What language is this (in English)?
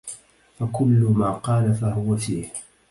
Arabic